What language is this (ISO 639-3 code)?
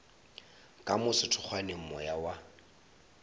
nso